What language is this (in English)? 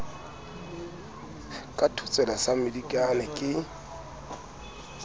Southern Sotho